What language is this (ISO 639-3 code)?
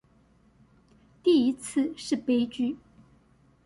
zho